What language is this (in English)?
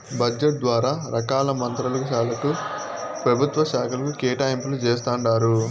Telugu